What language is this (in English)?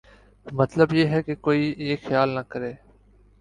Urdu